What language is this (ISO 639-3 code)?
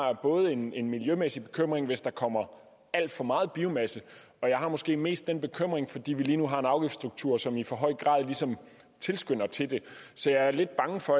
dan